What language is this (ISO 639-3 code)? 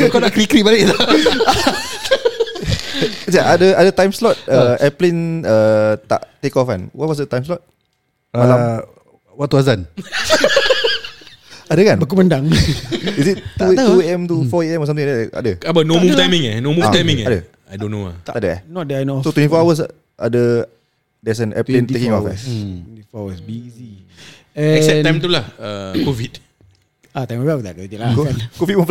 msa